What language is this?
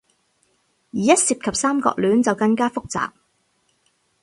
Cantonese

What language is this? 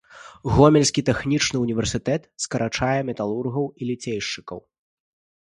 Belarusian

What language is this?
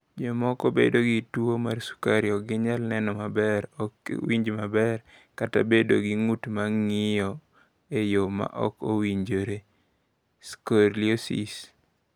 Luo (Kenya and Tanzania)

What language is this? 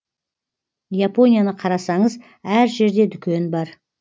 Kazakh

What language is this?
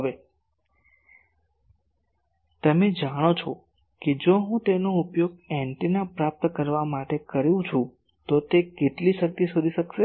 Gujarati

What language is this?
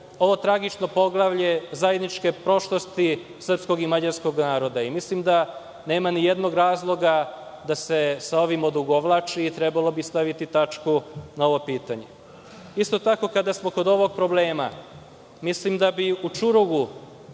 Serbian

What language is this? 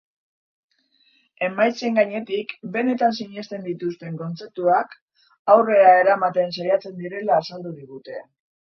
Basque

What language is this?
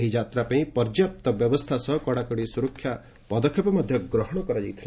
Odia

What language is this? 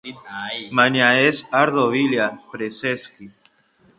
Basque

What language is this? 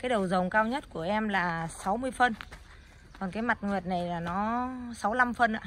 Vietnamese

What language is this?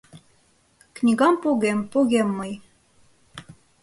Mari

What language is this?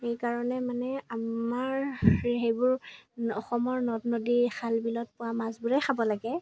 Assamese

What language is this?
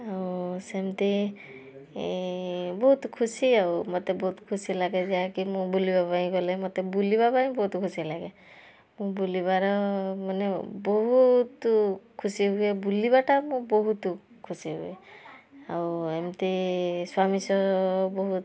Odia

